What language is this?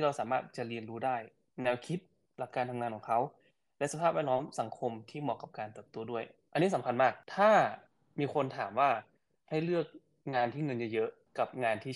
Thai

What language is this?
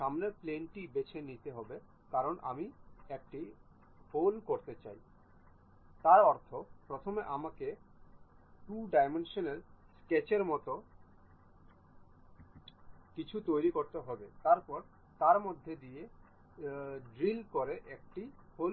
Bangla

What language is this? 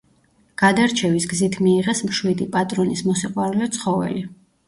Georgian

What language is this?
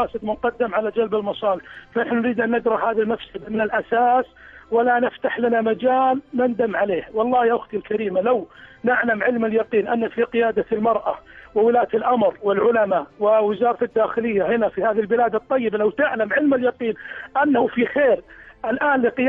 Arabic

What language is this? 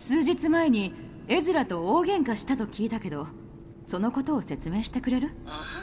Japanese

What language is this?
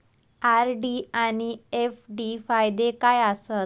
Marathi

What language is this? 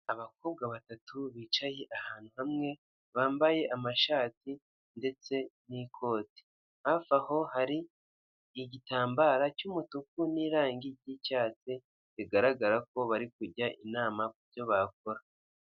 Kinyarwanda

